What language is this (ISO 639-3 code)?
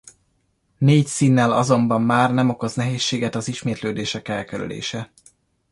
hun